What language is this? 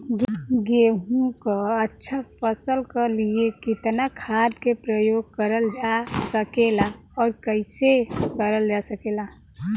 Bhojpuri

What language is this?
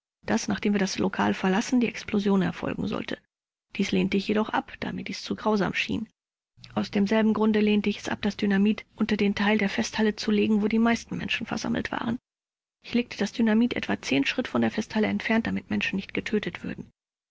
German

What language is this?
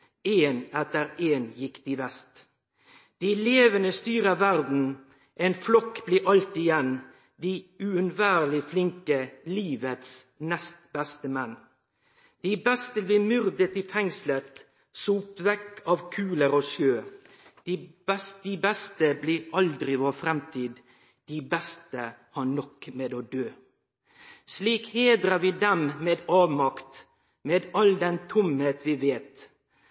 Norwegian Nynorsk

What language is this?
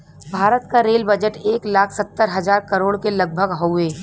Bhojpuri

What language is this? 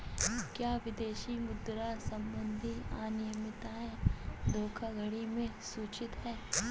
Hindi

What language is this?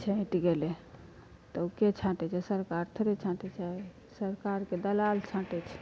Maithili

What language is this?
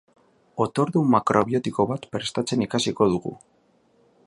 Basque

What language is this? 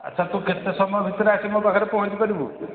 Odia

